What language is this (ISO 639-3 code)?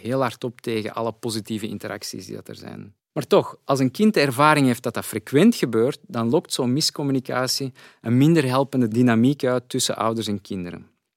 nld